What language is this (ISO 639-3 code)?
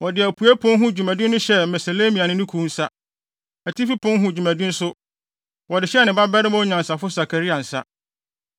aka